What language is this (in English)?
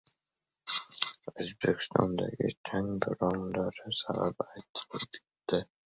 Uzbek